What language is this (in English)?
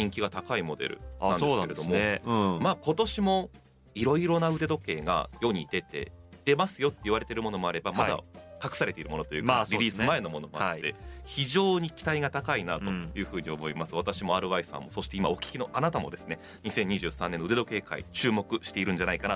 Japanese